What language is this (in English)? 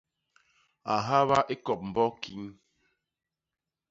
Basaa